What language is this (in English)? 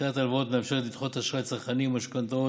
Hebrew